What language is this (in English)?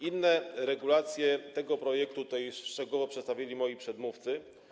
Polish